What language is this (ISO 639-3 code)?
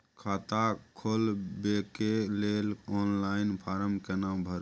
mai